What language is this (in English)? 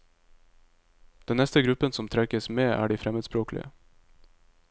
Norwegian